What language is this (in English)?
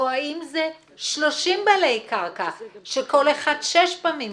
Hebrew